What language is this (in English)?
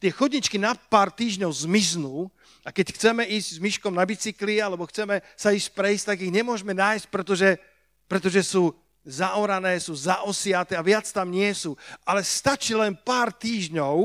Slovak